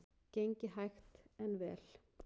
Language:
Icelandic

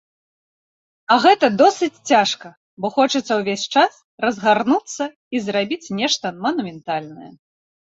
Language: Belarusian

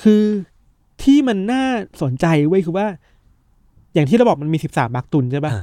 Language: Thai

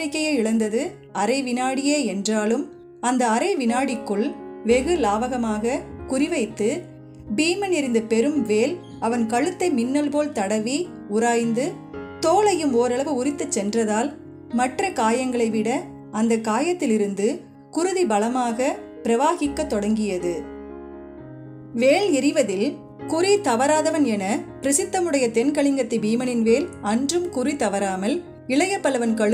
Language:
Arabic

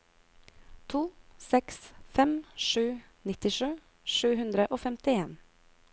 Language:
Norwegian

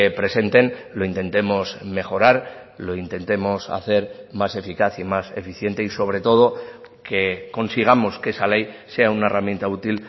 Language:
Spanish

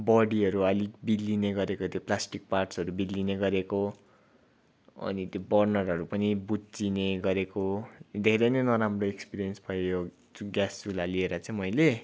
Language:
Nepali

